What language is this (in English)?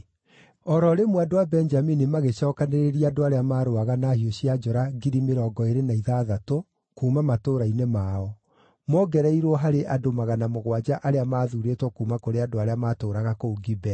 Kikuyu